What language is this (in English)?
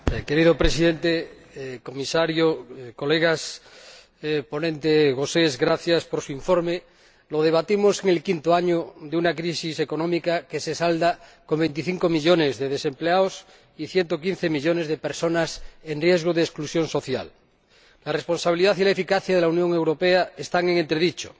Spanish